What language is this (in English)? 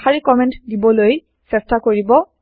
Assamese